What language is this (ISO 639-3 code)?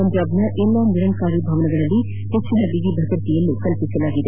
kan